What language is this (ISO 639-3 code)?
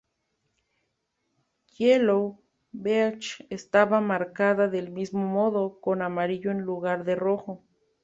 spa